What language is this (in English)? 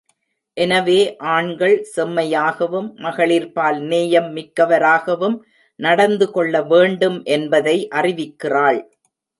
Tamil